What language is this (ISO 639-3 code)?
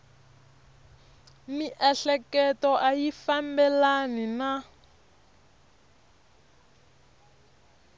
tso